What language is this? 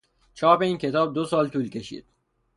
Persian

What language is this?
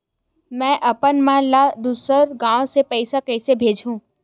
Chhattisgarhi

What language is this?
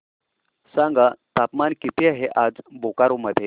Marathi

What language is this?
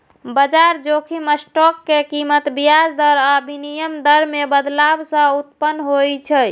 Maithili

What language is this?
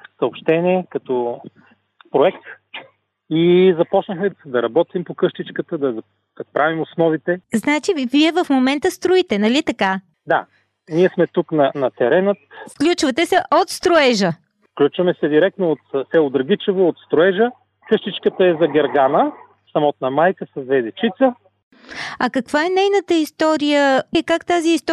Bulgarian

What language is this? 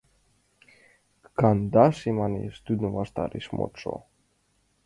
Mari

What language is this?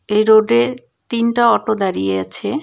Bangla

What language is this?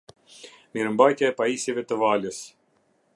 Albanian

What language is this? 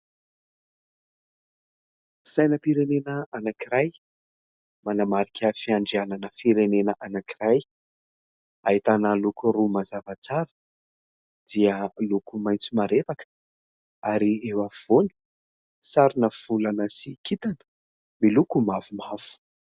Malagasy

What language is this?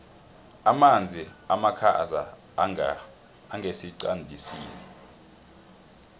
South Ndebele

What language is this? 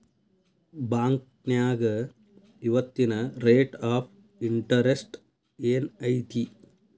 Kannada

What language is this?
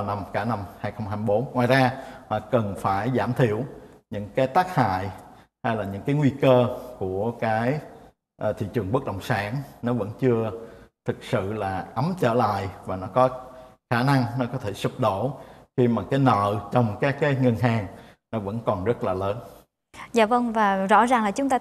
Vietnamese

